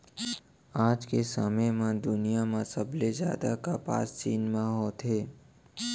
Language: Chhattisgarhi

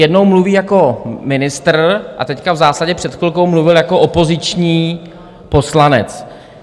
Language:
Czech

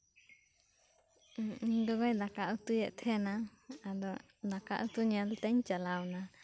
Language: Santali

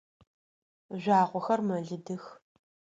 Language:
Adyghe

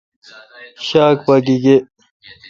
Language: Kalkoti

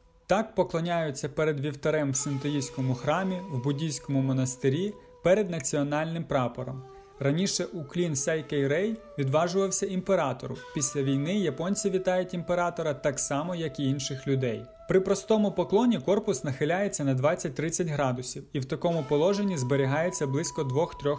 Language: Ukrainian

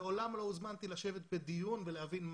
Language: Hebrew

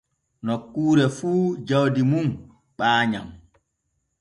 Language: Borgu Fulfulde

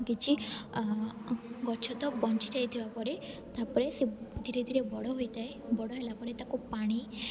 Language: Odia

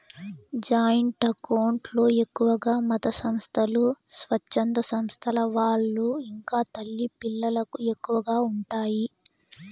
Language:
Telugu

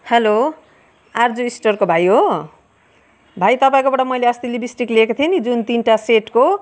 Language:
Nepali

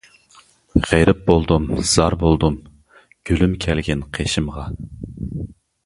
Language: Uyghur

